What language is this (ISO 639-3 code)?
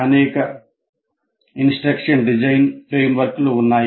tel